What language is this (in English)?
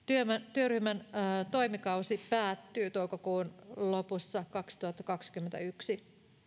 Finnish